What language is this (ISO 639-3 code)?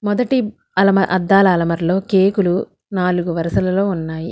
tel